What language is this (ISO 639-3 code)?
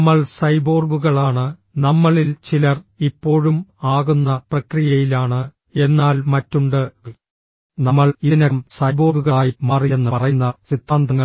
mal